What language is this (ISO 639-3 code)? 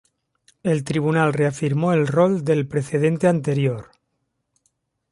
spa